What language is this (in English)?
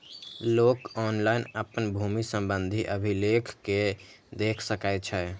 Maithili